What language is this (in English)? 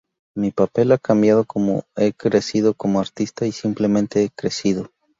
Spanish